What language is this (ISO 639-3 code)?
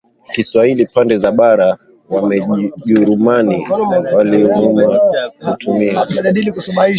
swa